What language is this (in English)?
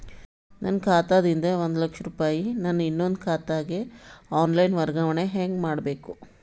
Kannada